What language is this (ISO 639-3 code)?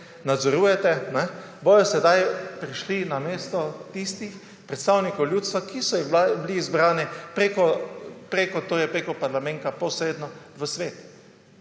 slv